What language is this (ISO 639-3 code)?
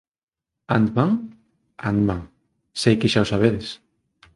glg